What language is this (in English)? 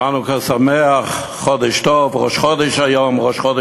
Hebrew